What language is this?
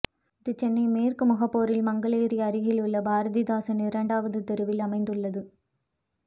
Tamil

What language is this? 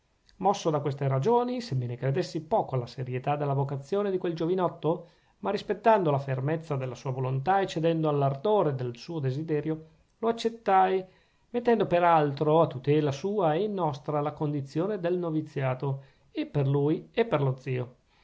Italian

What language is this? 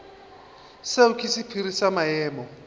Northern Sotho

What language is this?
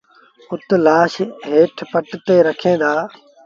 Sindhi Bhil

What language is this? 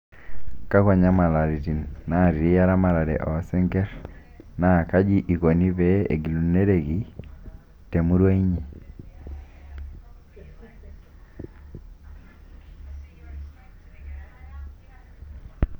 Masai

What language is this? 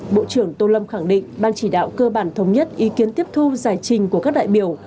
Vietnamese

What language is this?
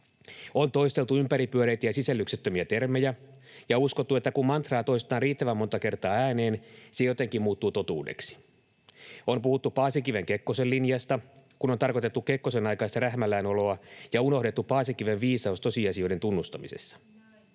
Finnish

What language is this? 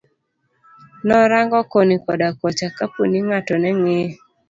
Luo (Kenya and Tanzania)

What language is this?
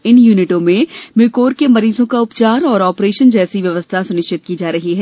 Hindi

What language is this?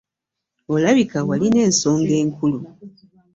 Ganda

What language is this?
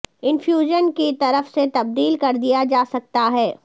Urdu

